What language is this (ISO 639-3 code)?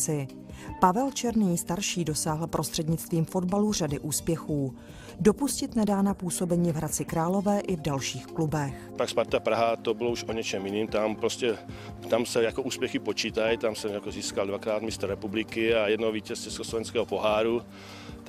ces